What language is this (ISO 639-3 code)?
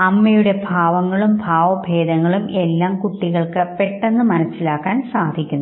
mal